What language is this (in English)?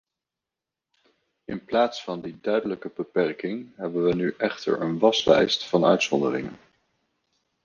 Dutch